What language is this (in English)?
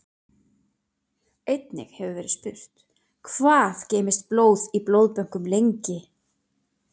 Icelandic